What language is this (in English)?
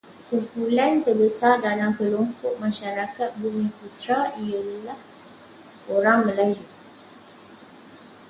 Malay